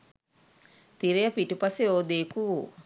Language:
Sinhala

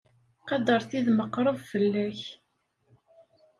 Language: Kabyle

